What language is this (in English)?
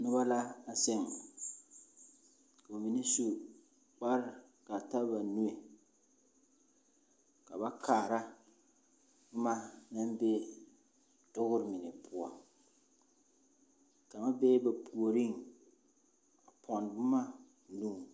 Southern Dagaare